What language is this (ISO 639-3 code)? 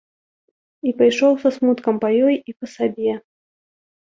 bel